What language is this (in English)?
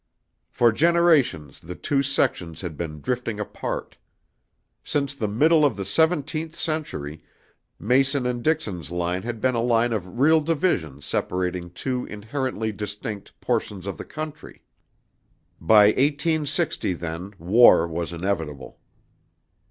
English